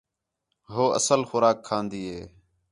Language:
Khetrani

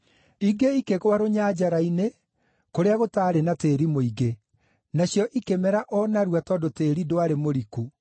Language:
Kikuyu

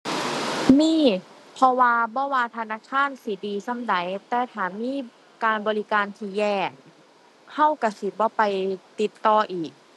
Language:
Thai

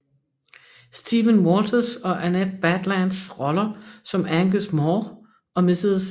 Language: Danish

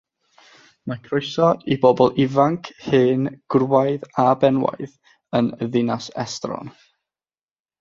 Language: Welsh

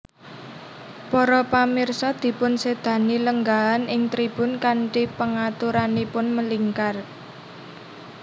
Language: Javanese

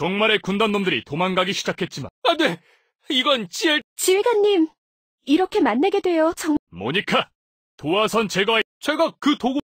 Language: Korean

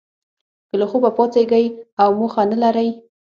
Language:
Pashto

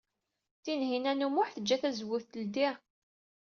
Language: Kabyle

